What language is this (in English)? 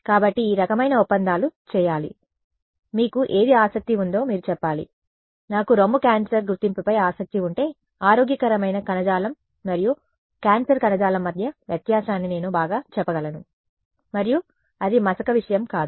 Telugu